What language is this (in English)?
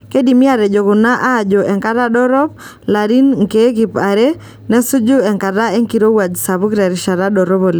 Masai